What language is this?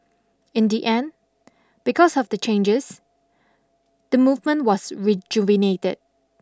English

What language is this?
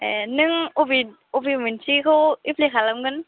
Bodo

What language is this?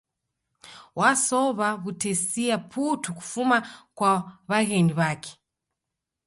Taita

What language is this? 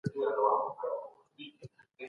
Pashto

